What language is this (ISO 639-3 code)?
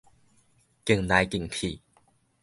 nan